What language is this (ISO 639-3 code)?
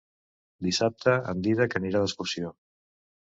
cat